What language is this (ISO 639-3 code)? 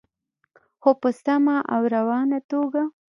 pus